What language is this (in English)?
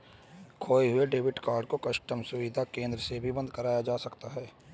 Hindi